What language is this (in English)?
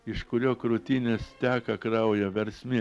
Lithuanian